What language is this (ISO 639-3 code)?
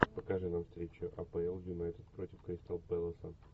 rus